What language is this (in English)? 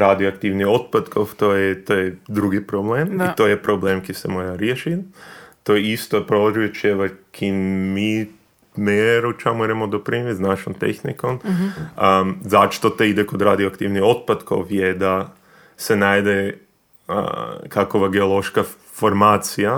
Croatian